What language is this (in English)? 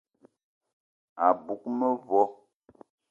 Eton (Cameroon)